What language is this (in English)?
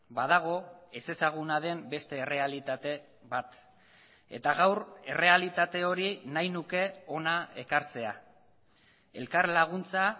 Basque